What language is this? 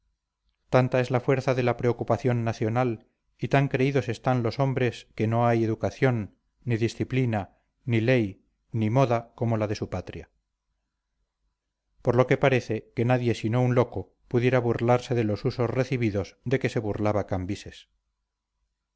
Spanish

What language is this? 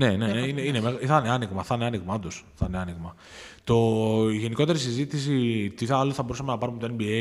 Greek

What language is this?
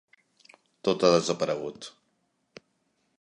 Catalan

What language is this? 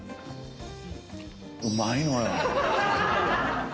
Japanese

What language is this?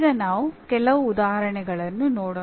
Kannada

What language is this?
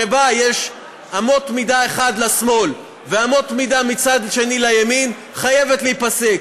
Hebrew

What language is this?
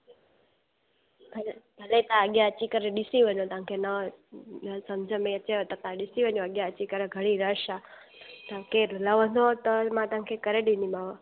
Sindhi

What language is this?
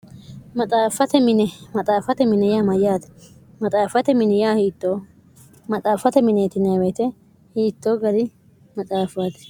Sidamo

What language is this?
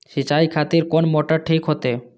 Maithili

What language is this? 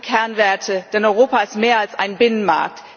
German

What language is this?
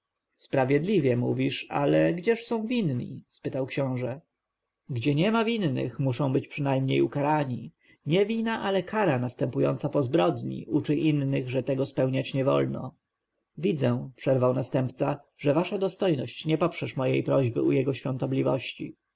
Polish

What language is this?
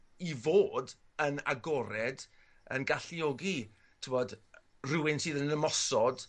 Welsh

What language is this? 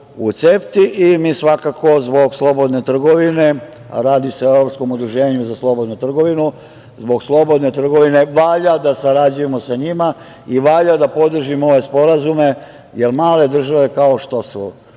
Serbian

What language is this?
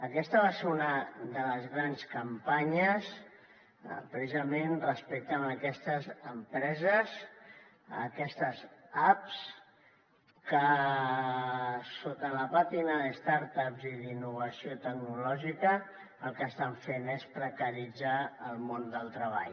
Catalan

